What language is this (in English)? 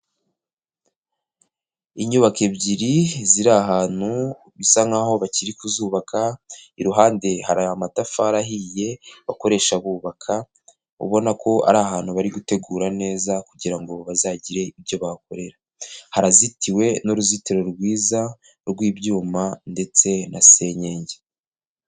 Kinyarwanda